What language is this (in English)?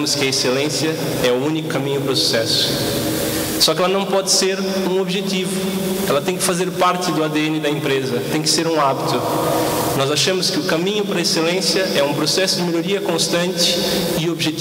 Portuguese